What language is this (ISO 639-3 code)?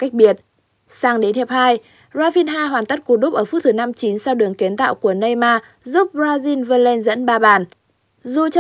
vie